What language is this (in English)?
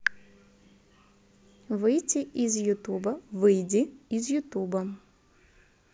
Russian